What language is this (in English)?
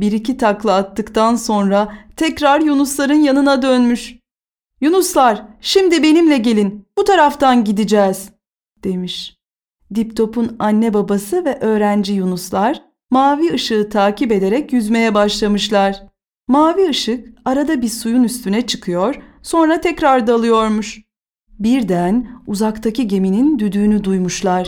Turkish